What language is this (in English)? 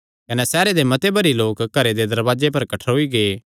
Kangri